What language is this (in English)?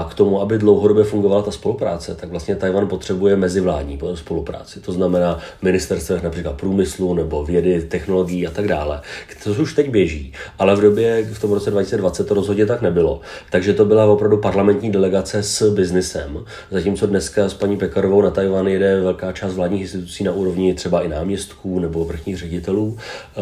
Czech